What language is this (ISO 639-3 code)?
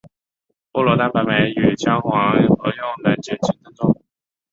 zho